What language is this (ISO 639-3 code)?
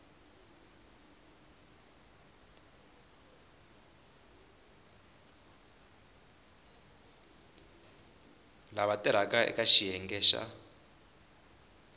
tso